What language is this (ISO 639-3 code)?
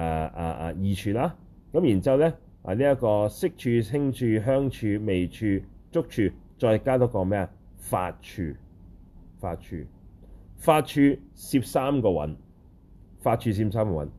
zho